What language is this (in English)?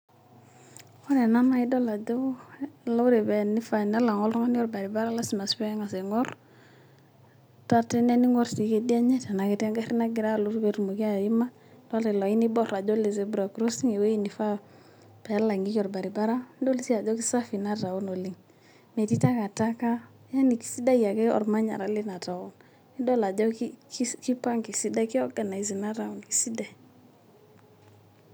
Masai